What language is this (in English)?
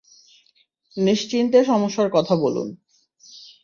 Bangla